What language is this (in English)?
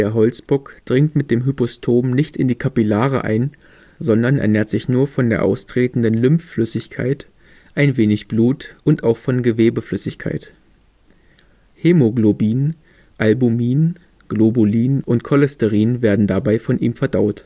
German